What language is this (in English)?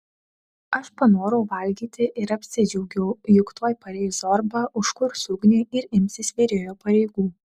Lithuanian